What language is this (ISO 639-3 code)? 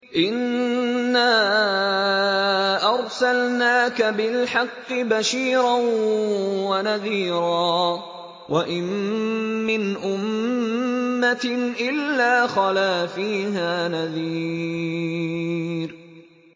ara